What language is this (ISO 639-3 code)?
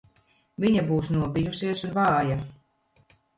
lav